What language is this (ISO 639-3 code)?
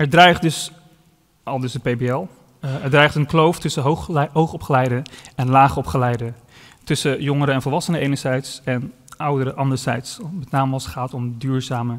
nld